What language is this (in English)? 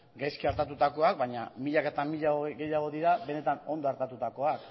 Basque